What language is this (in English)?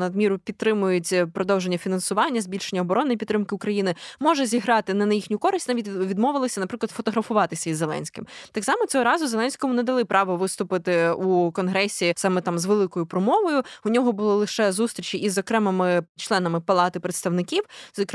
Ukrainian